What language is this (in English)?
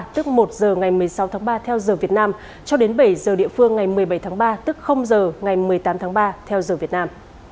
Vietnamese